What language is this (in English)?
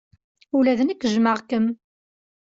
Kabyle